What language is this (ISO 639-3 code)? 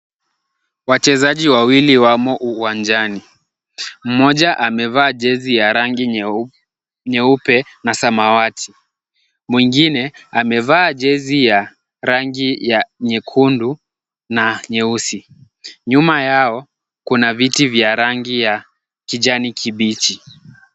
swa